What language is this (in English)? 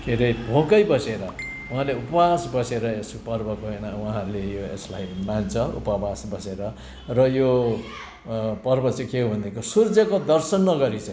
Nepali